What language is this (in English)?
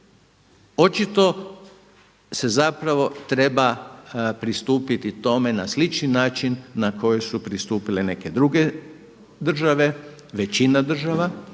Croatian